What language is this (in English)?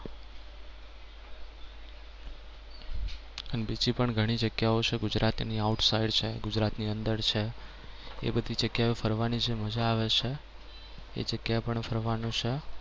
Gujarati